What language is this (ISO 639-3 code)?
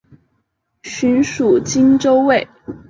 zho